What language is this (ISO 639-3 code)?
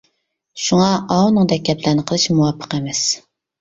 uig